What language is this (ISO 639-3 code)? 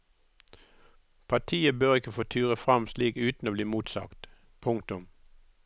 nor